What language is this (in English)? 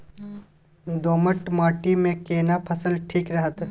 Maithili